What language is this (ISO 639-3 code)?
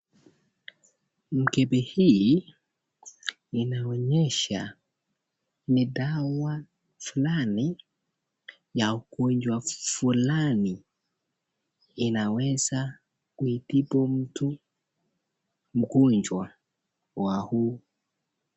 swa